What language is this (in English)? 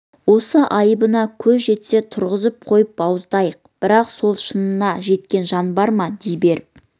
Kazakh